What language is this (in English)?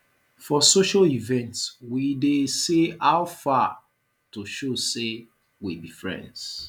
Nigerian Pidgin